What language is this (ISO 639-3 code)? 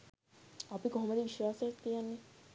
sin